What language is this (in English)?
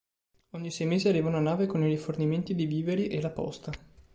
Italian